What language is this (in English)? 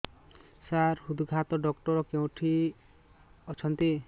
Odia